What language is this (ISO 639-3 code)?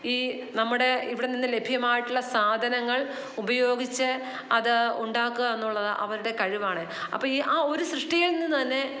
mal